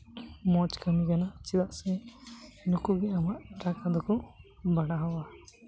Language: Santali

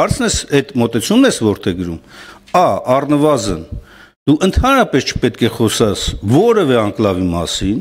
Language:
Turkish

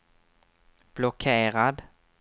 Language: Swedish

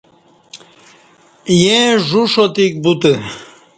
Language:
Kati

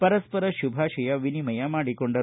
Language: Kannada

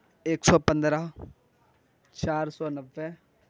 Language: Urdu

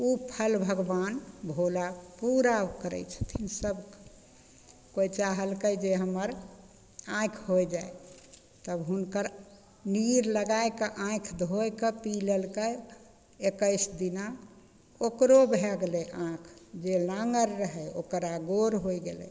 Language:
Maithili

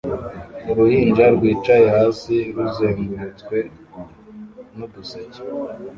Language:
Kinyarwanda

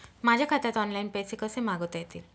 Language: Marathi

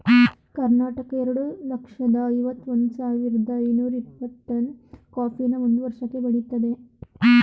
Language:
Kannada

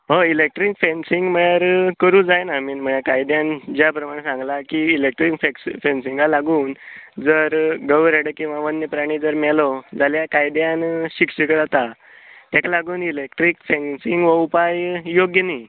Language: Konkani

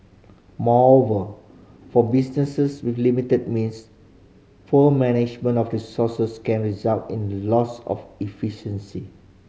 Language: English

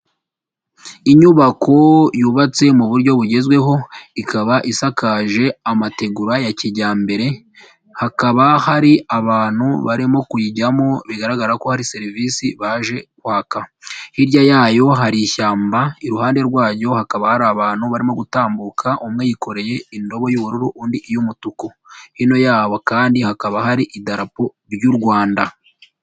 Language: Kinyarwanda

